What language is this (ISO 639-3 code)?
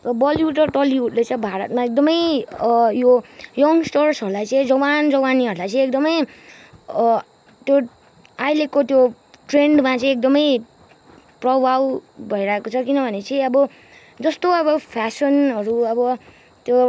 nep